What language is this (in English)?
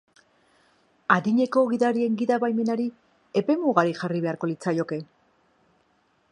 Basque